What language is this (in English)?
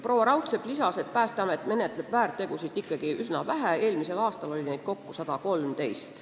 Estonian